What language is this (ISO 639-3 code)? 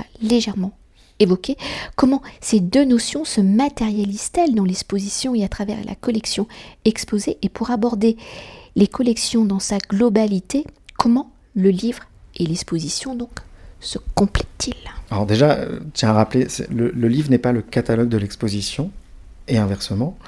fra